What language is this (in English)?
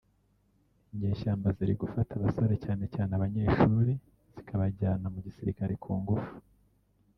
Kinyarwanda